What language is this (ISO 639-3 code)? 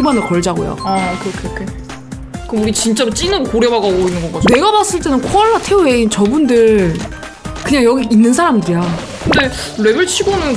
kor